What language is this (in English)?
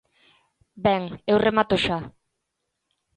Galician